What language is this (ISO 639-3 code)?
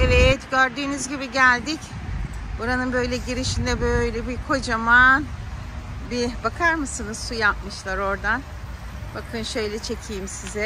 tur